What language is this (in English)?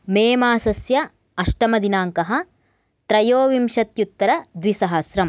Sanskrit